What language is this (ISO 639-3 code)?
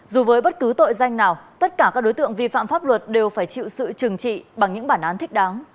vie